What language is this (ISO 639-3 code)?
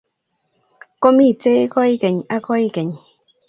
kln